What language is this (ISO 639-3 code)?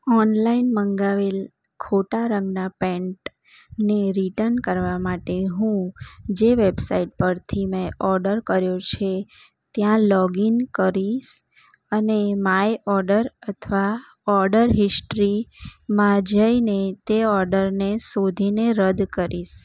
guj